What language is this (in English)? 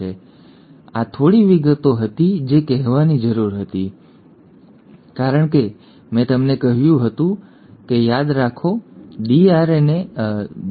Gujarati